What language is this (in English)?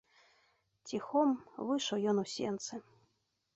Belarusian